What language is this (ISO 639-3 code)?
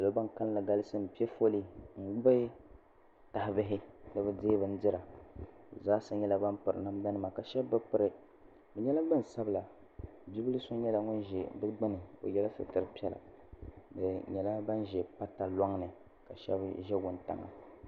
dag